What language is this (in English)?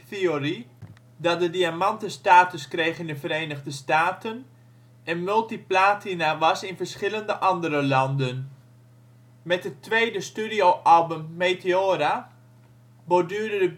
Dutch